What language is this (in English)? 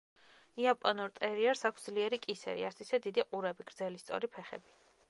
Georgian